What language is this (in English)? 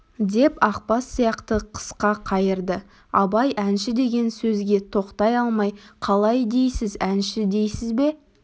Kazakh